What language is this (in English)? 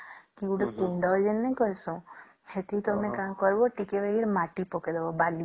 Odia